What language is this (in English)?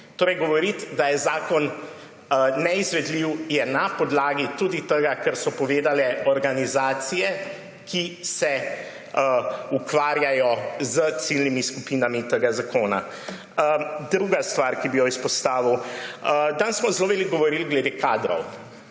Slovenian